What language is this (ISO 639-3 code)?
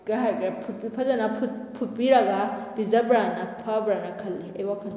mni